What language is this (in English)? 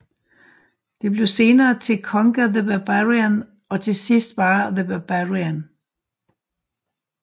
Danish